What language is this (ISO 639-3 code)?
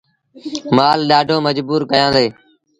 sbn